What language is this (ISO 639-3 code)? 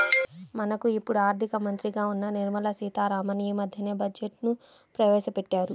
tel